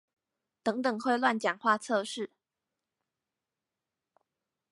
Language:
Chinese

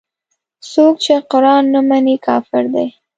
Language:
Pashto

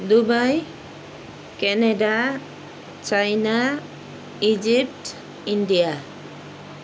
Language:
Nepali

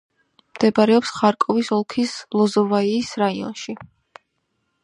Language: Georgian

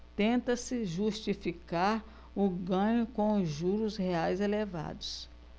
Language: Portuguese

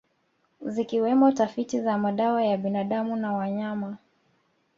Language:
Swahili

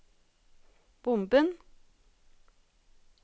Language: Norwegian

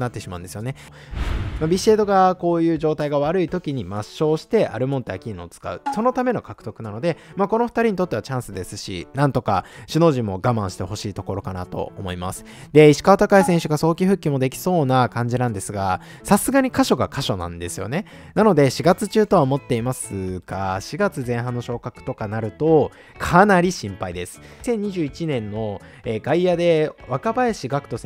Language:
Japanese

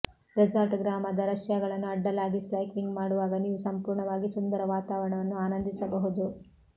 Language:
Kannada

